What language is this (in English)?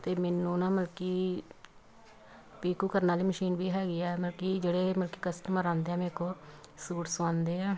Punjabi